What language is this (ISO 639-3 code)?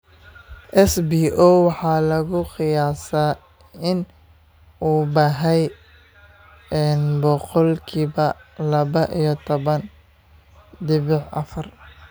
som